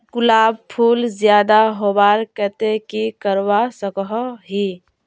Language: Magahi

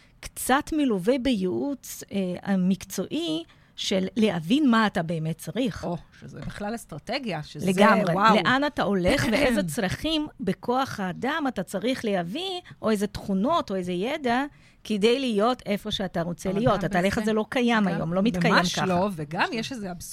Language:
Hebrew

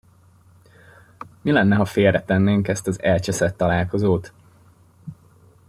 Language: Hungarian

